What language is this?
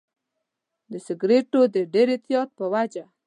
Pashto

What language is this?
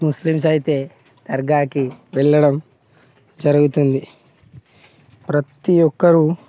Telugu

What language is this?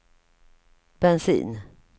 Swedish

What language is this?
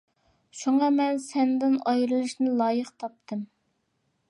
Uyghur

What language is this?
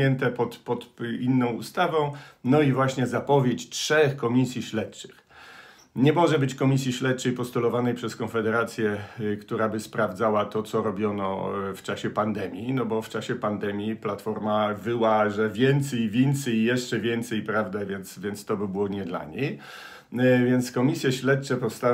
Polish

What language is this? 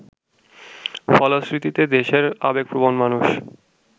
Bangla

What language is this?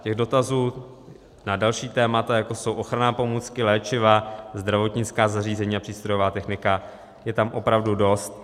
Czech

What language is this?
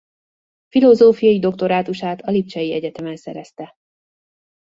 Hungarian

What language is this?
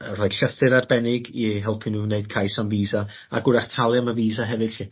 Welsh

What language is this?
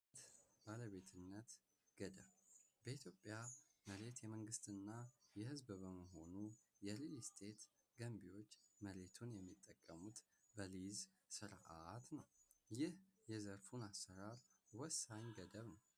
Amharic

